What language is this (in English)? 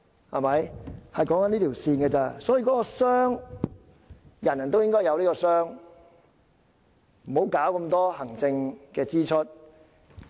Cantonese